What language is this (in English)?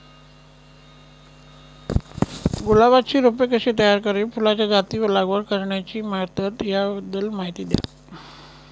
Marathi